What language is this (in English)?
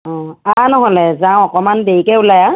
Assamese